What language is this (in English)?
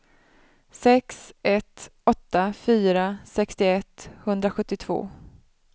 Swedish